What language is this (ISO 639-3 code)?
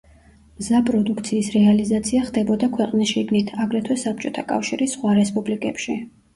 kat